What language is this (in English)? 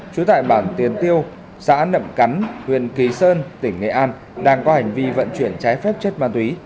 Vietnamese